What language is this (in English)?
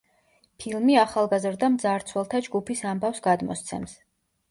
Georgian